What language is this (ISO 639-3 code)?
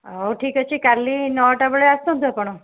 ori